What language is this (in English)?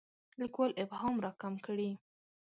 Pashto